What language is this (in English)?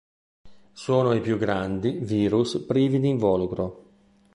Italian